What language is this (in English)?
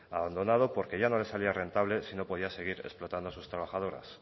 Spanish